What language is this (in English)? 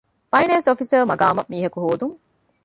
Divehi